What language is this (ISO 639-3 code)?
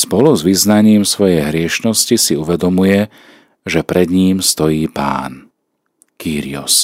slk